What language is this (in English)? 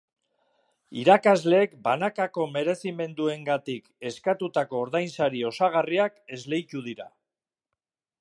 Basque